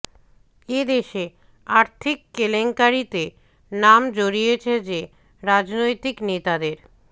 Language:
Bangla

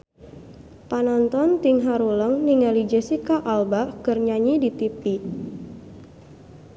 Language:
Sundanese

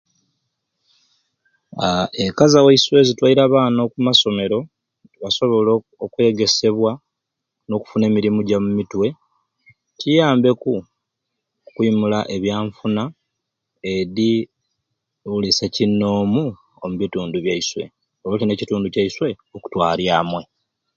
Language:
Ruuli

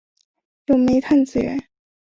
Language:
Chinese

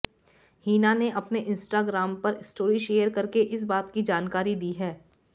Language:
Hindi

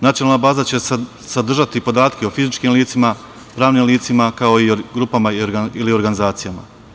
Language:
Serbian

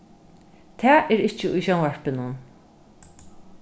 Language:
Faroese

